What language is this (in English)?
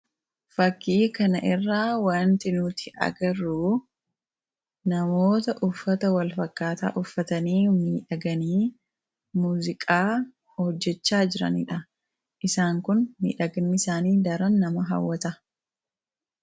Oromo